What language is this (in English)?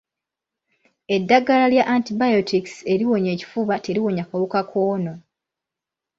Ganda